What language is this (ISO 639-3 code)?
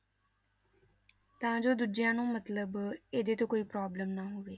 pan